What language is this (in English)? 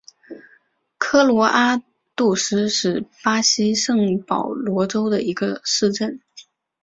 Chinese